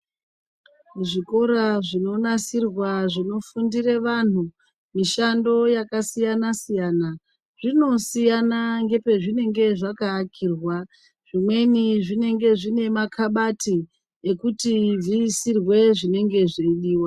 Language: Ndau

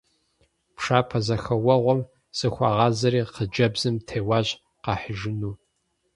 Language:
Kabardian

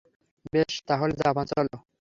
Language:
Bangla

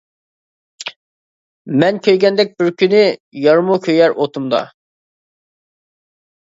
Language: Uyghur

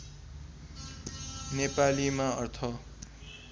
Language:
Nepali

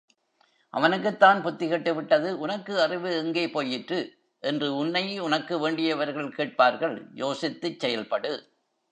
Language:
Tamil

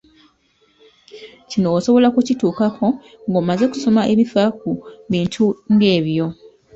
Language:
Ganda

